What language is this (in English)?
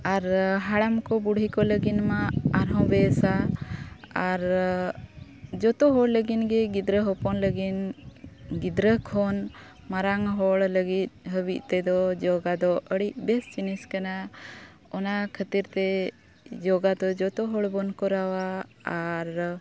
Santali